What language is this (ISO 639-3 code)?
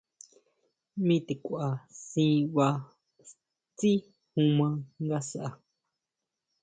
mau